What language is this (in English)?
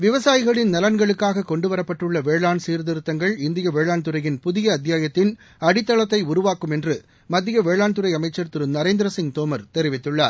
Tamil